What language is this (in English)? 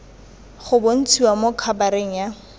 Tswana